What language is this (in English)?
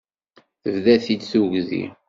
Kabyle